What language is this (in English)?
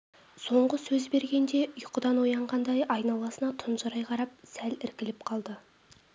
Kazakh